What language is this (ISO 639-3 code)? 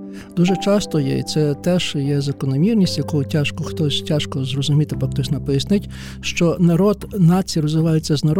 ukr